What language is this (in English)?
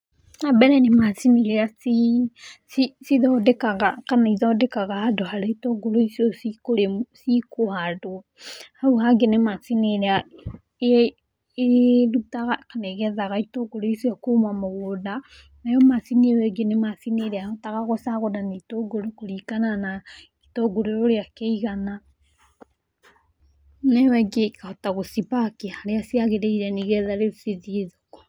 Kikuyu